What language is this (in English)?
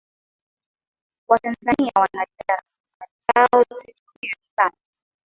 Swahili